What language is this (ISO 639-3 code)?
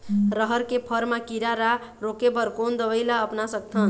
hne